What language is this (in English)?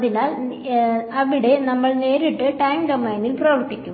Malayalam